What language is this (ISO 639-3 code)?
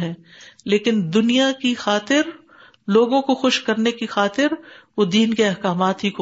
urd